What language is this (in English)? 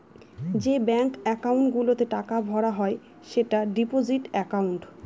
Bangla